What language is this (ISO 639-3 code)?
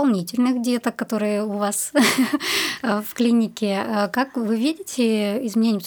rus